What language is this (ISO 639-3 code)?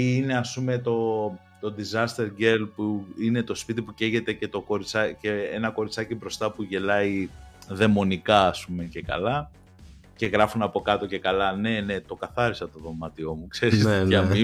ell